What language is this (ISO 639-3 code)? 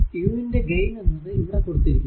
mal